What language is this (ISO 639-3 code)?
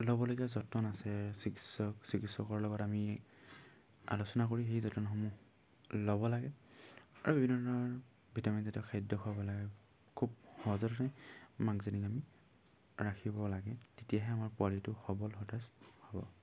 asm